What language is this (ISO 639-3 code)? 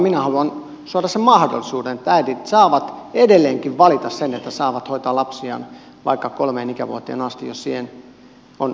fin